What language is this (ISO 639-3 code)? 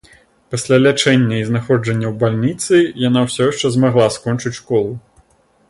bel